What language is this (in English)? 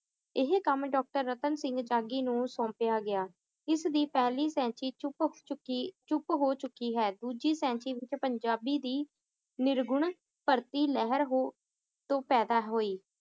Punjabi